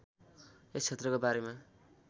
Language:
Nepali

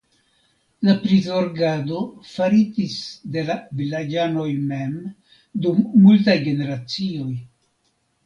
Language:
Esperanto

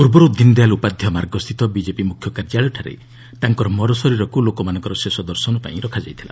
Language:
Odia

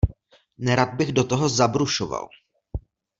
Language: Czech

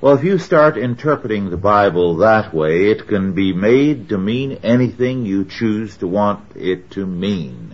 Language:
English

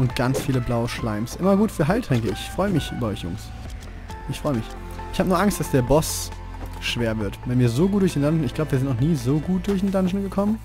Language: German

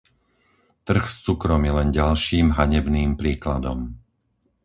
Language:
Slovak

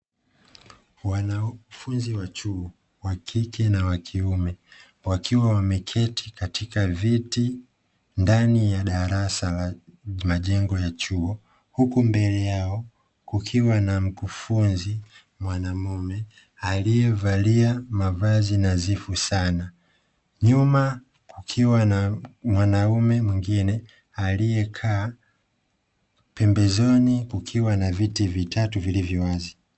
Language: Swahili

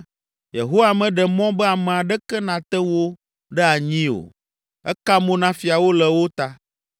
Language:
Ewe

